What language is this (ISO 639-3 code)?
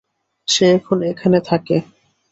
ben